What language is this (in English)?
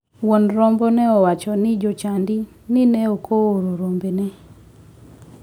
Luo (Kenya and Tanzania)